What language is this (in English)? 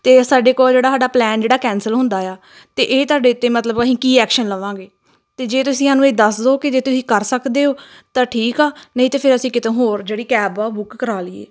Punjabi